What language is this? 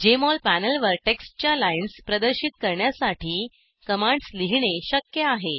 Marathi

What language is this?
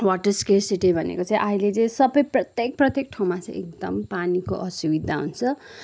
Nepali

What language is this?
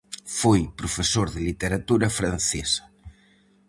Galician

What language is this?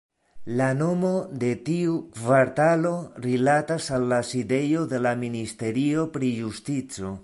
Esperanto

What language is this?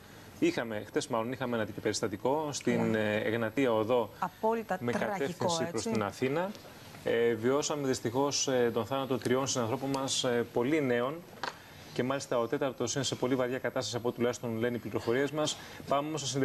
Greek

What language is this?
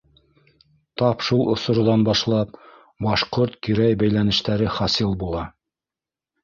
Bashkir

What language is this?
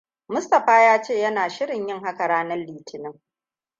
Hausa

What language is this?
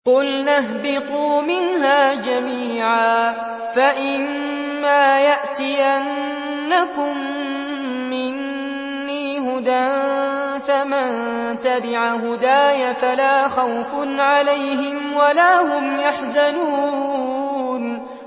Arabic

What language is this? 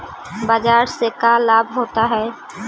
Magahi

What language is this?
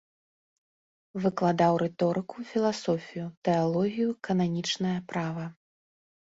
Belarusian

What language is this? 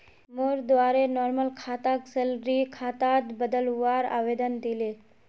Magahi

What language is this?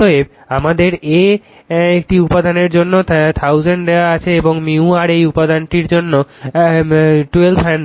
Bangla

